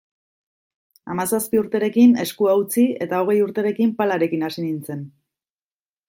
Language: Basque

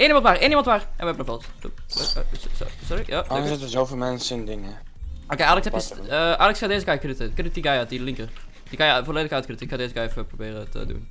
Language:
Dutch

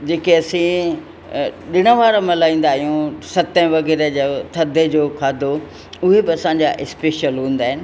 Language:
Sindhi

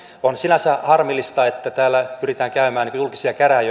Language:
Finnish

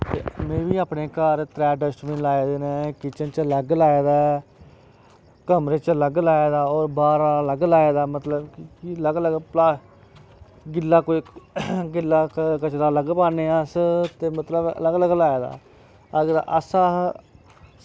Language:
Dogri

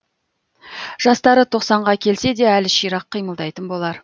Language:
Kazakh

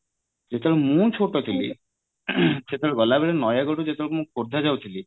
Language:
Odia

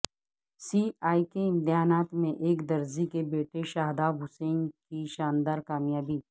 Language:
Urdu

